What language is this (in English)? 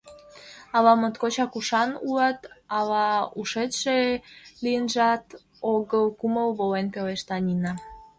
Mari